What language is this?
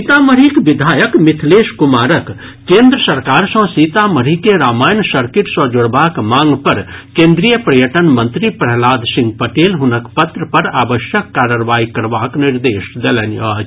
Maithili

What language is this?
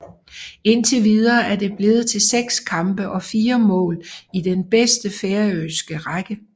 Danish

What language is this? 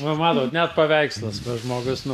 Lithuanian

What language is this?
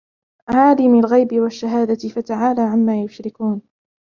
Arabic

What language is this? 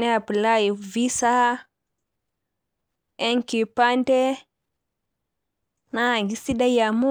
Masai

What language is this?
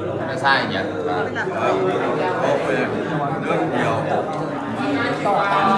Vietnamese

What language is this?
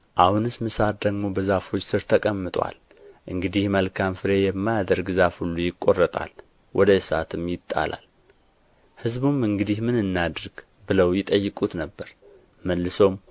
Amharic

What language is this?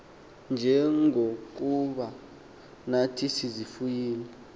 Xhosa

